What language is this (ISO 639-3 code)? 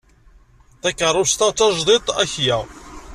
kab